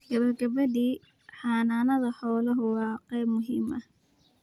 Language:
Somali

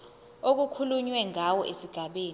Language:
Zulu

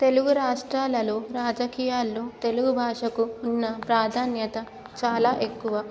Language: Telugu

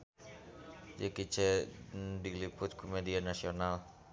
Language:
Sundanese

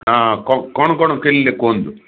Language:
Odia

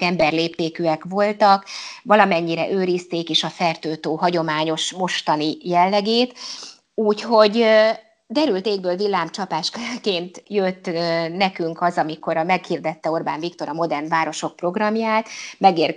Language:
Hungarian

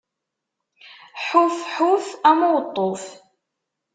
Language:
Kabyle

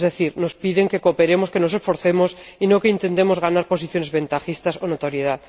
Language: Spanish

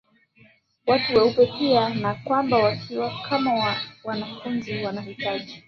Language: Swahili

